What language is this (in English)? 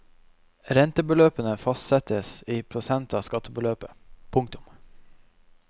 Norwegian